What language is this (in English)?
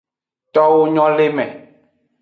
Aja (Benin)